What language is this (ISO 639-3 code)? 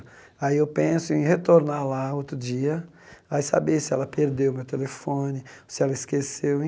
por